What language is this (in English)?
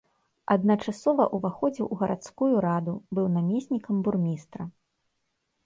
Belarusian